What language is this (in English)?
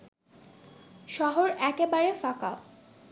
Bangla